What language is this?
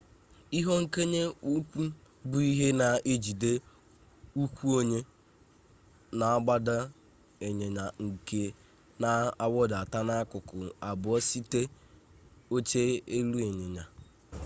Igbo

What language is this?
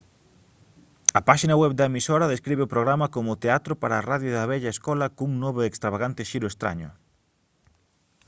Galician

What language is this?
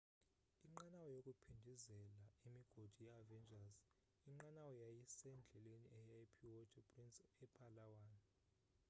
Xhosa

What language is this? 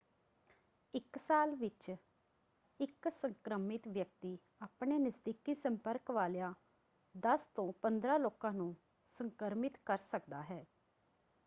Punjabi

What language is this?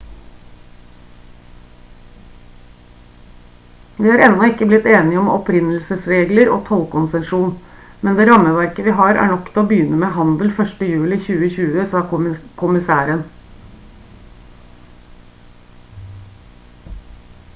Norwegian Bokmål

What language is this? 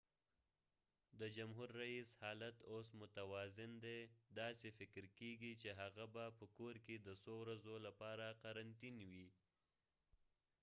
Pashto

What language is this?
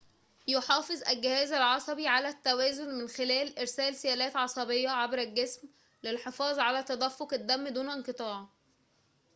Arabic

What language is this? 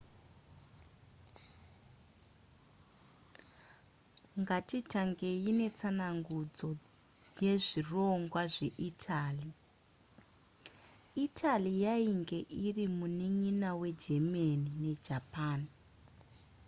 Shona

